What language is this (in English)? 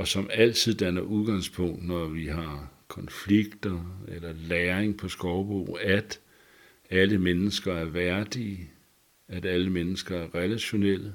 Danish